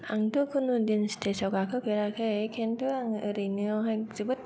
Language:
Bodo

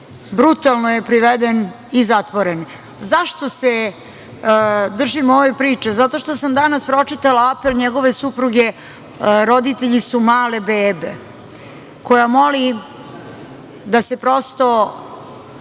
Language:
Serbian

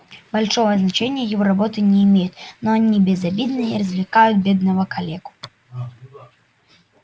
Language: Russian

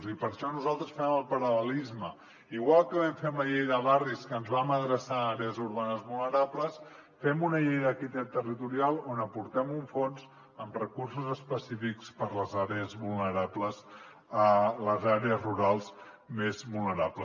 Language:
Catalan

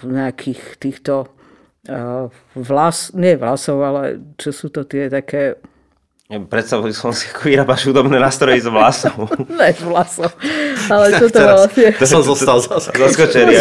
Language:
Slovak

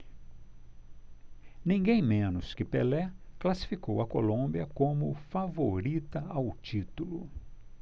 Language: Portuguese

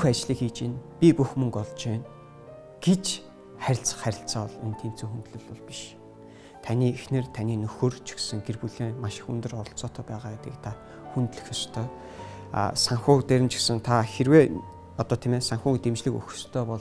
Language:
Turkish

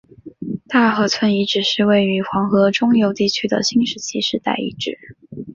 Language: Chinese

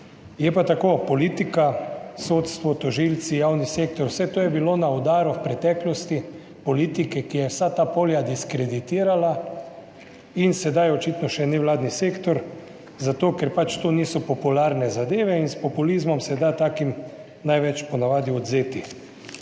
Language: Slovenian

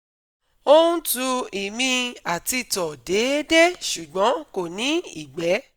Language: Yoruba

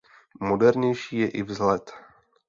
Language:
Czech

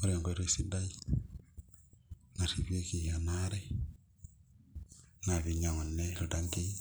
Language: Masai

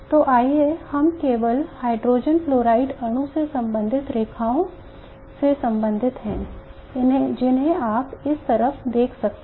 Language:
Hindi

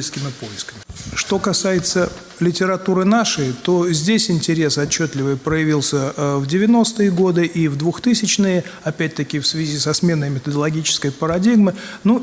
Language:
Russian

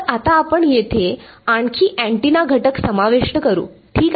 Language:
Marathi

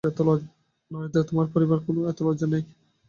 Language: Bangla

